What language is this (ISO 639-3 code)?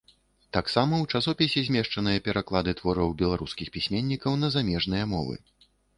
bel